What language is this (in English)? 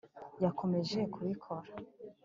Kinyarwanda